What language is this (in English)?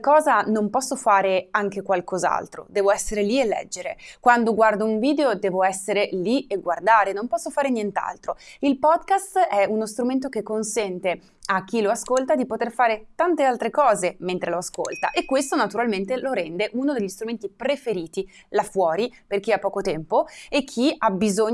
Italian